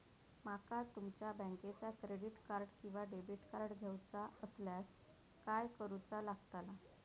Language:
Marathi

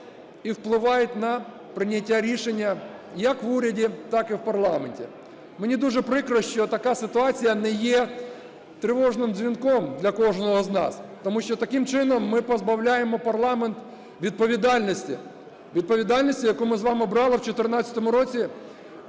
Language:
Ukrainian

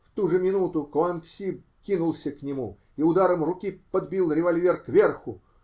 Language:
Russian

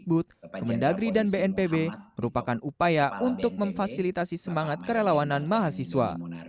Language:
Indonesian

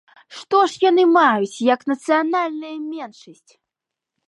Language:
Belarusian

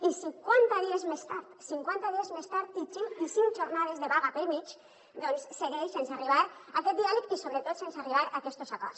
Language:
Catalan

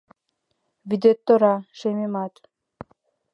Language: Mari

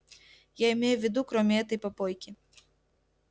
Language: Russian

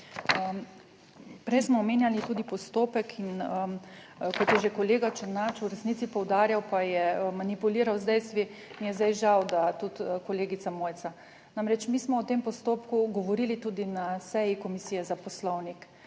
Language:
Slovenian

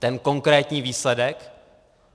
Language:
Czech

